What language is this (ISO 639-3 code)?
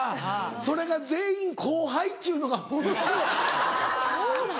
jpn